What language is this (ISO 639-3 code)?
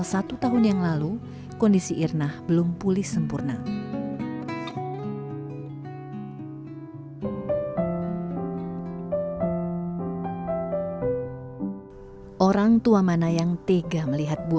ind